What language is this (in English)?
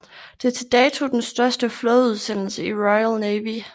Danish